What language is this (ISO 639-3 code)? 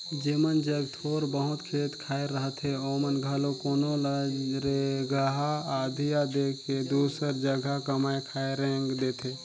hne